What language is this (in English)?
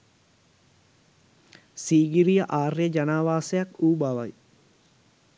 Sinhala